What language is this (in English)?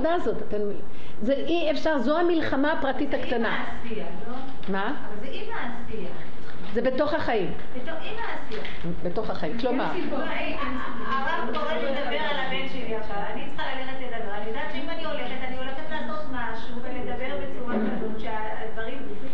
Hebrew